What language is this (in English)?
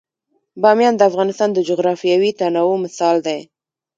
Pashto